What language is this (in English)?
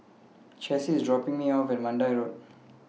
English